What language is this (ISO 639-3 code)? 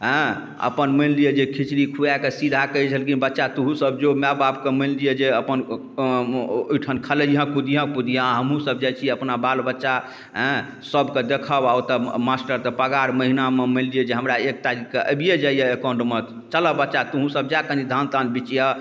mai